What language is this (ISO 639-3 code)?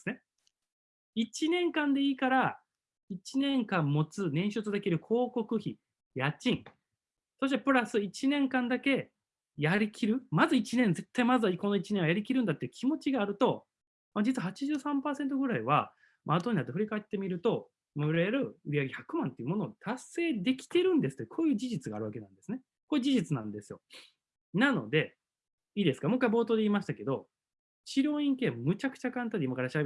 jpn